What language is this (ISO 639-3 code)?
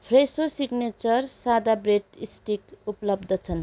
nep